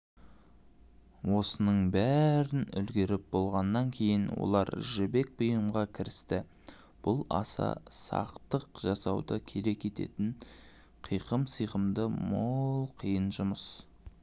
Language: Kazakh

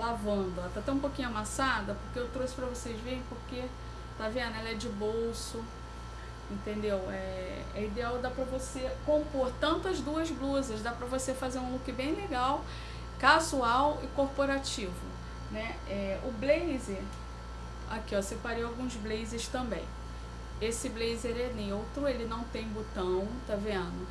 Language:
Portuguese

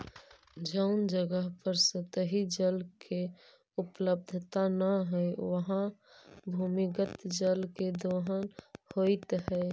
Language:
Magahi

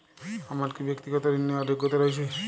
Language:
Bangla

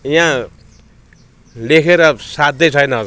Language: Nepali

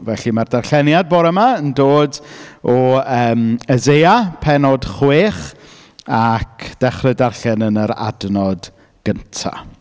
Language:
Welsh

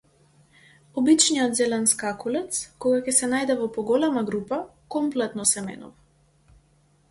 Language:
Macedonian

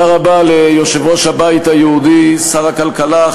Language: Hebrew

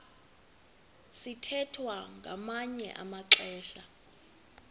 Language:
Xhosa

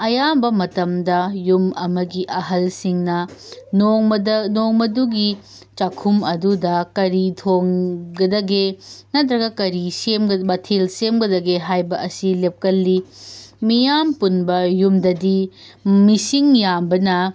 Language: Manipuri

